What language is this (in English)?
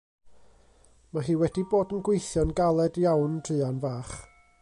Welsh